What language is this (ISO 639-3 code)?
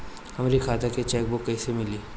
bho